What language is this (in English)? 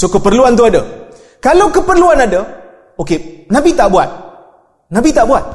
Malay